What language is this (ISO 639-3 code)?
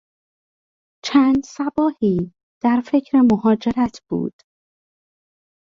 fas